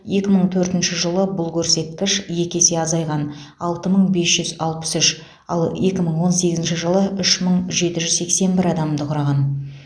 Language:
Kazakh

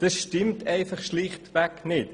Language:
Swiss German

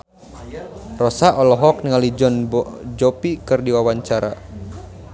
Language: Sundanese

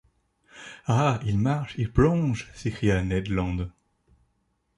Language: French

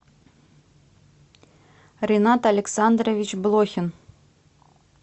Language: Russian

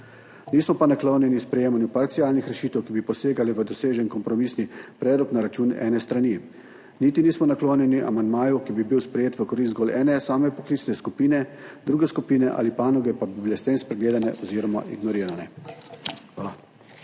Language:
Slovenian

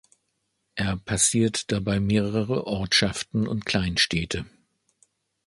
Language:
German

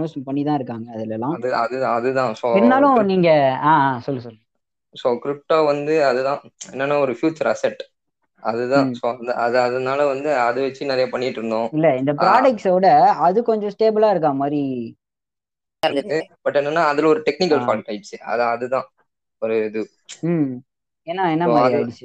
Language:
Tamil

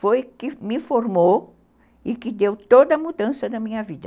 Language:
Portuguese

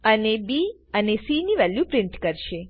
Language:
Gujarati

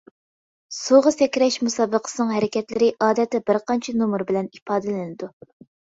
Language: Uyghur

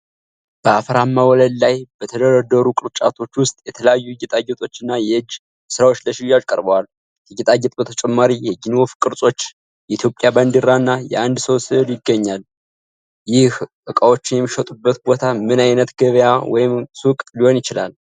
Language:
Amharic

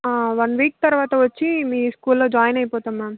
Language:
Telugu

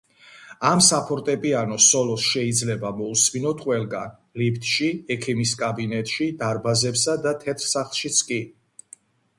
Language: Georgian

